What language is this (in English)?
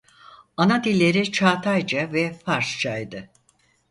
Turkish